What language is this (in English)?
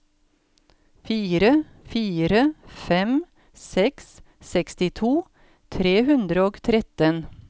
Norwegian